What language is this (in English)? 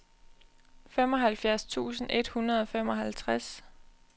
Danish